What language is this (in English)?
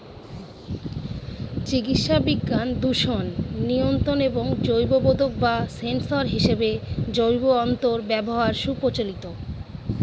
Bangla